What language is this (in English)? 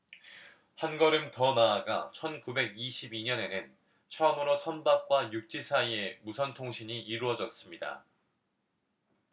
Korean